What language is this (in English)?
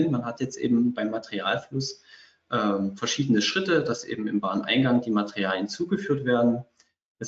German